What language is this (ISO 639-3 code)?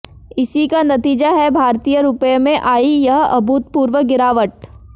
hin